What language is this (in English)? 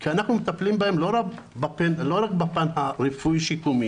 Hebrew